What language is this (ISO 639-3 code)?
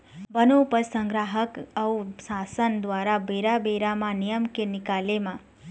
hne